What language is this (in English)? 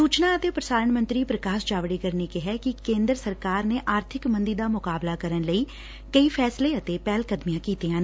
Punjabi